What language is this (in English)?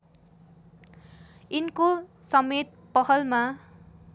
Nepali